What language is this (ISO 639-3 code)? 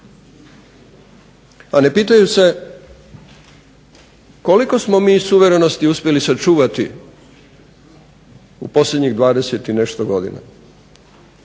hrv